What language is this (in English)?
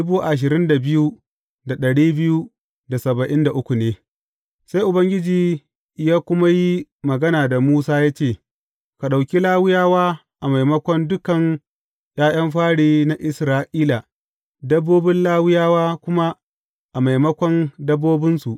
Hausa